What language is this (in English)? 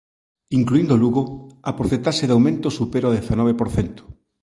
Galician